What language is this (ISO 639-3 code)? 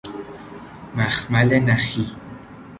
fas